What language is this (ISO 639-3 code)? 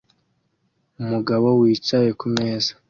kin